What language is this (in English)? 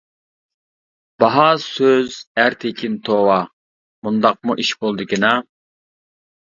Uyghur